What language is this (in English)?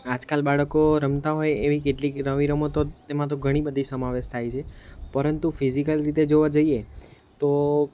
Gujarati